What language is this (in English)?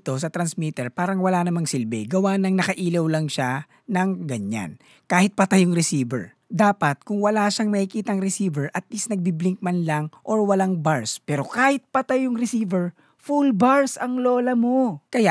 Filipino